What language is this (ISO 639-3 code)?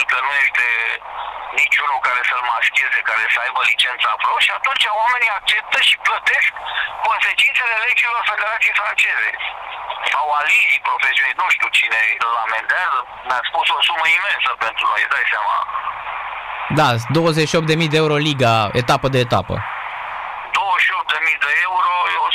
ron